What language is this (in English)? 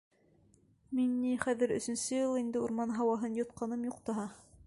Bashkir